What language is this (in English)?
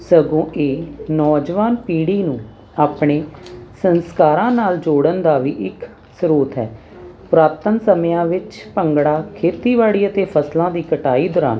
Punjabi